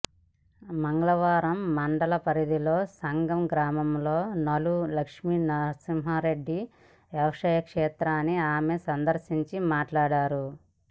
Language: Telugu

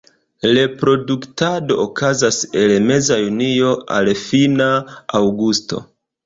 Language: Esperanto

